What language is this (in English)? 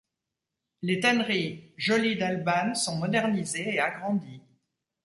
French